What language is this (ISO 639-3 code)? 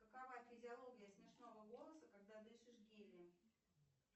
rus